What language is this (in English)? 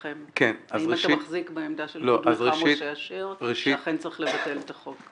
Hebrew